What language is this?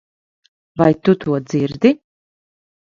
Latvian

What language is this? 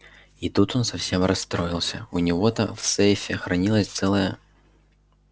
Russian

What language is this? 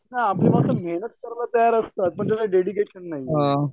Marathi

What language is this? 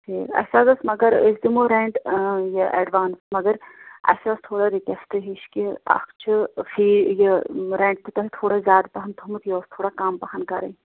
Kashmiri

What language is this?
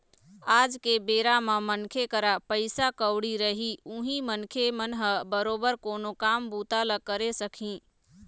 Chhattisgarhi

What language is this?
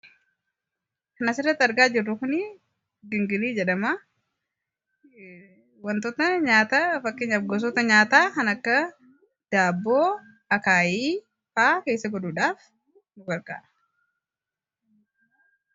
Oromo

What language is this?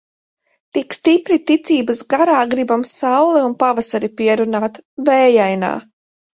Latvian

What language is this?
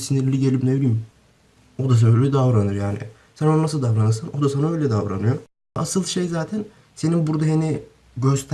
Turkish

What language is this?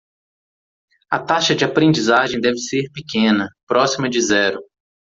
Portuguese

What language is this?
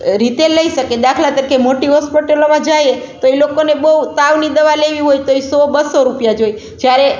Gujarati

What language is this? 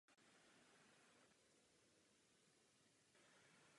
Czech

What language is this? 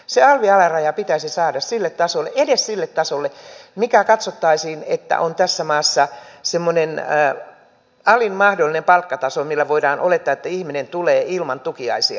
Finnish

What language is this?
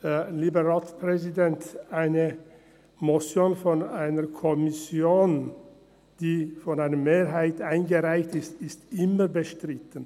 Swiss German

